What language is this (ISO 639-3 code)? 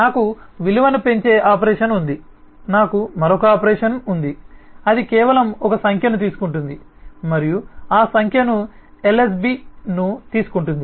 tel